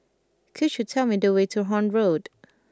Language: English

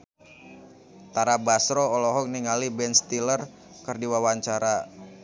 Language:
Sundanese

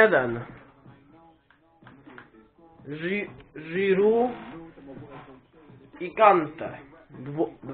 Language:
Polish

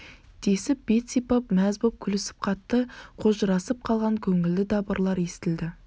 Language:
Kazakh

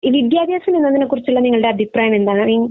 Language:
Malayalam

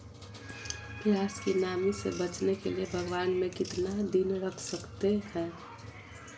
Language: Magahi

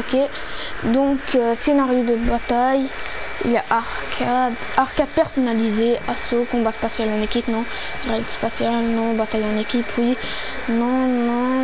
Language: French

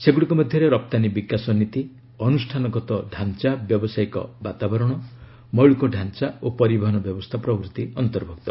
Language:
Odia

